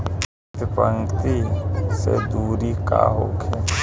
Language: Bhojpuri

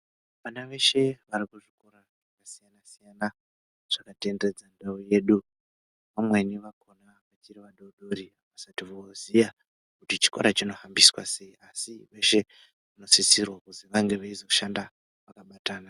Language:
Ndau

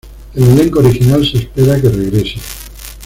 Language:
Spanish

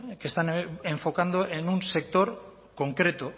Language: Spanish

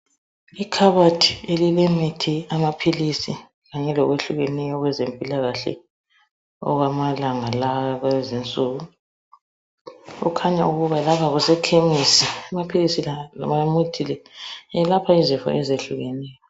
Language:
North Ndebele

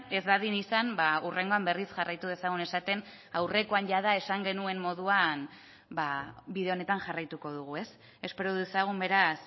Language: Basque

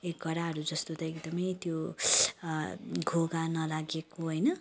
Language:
Nepali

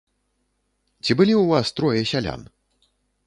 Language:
Belarusian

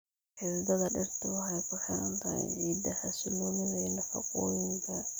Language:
Somali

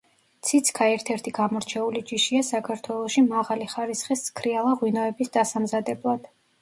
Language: Georgian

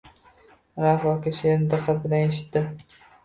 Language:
Uzbek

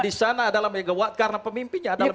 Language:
Indonesian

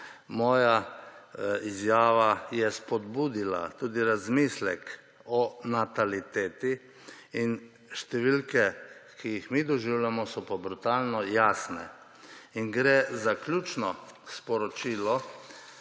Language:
Slovenian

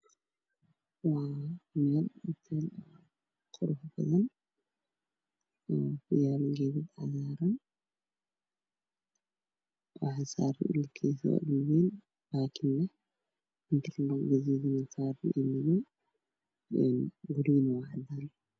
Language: Somali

